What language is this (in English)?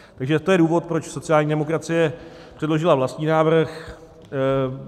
Czech